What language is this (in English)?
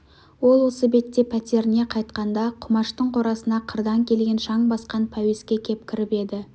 Kazakh